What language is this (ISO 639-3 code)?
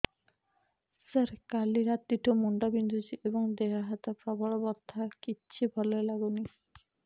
ori